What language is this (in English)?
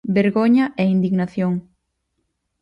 Galician